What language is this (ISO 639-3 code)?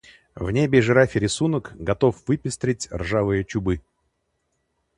rus